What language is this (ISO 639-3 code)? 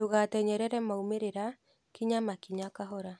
kik